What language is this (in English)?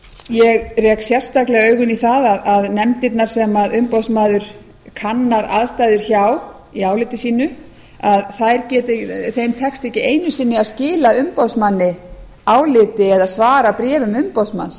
Icelandic